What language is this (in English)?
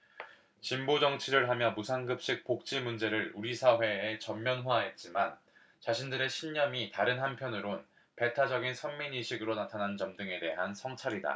Korean